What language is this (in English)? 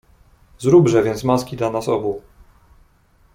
Polish